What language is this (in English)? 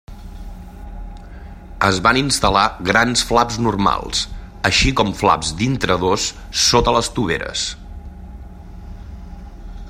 Catalan